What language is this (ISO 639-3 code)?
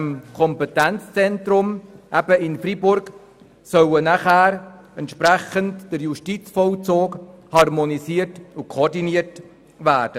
gsw